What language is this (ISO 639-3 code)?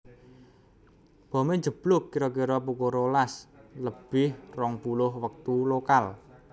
jav